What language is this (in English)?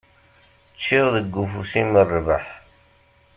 Kabyle